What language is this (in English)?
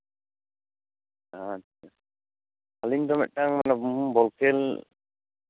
Santali